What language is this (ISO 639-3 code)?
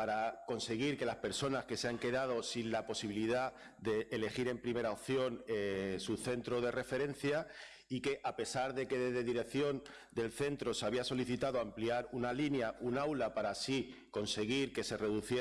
spa